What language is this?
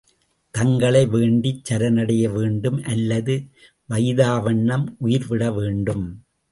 Tamil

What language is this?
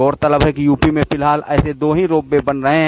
Hindi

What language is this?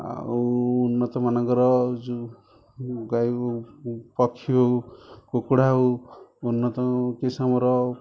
Odia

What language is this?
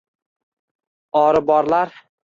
Uzbek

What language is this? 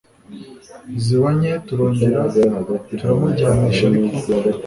Kinyarwanda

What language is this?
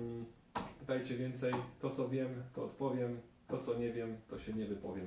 Polish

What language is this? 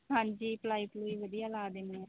Punjabi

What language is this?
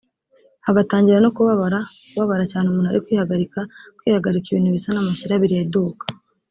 Kinyarwanda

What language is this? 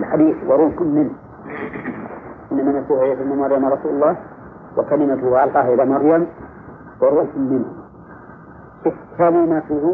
Arabic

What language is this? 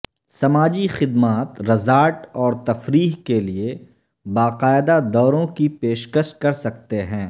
Urdu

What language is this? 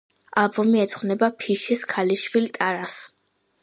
Georgian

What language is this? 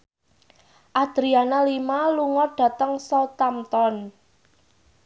Javanese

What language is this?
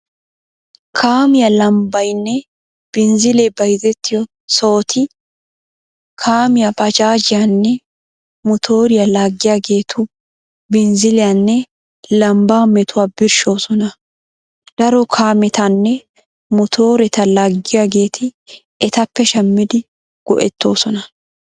Wolaytta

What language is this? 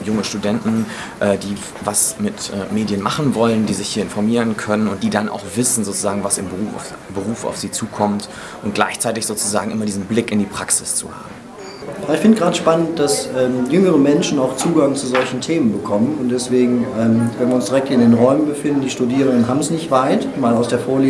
German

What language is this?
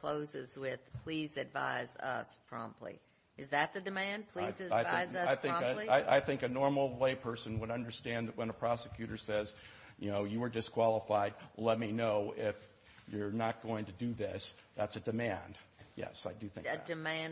English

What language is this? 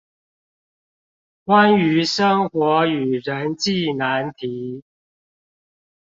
Chinese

